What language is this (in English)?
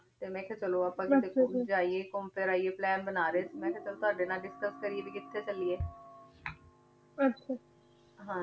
Punjabi